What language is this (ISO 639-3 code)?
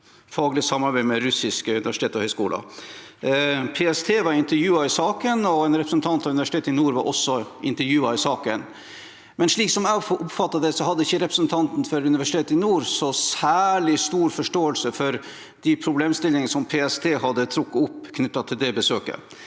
nor